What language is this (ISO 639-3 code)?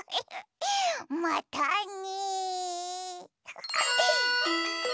jpn